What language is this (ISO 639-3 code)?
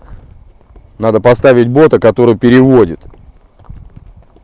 rus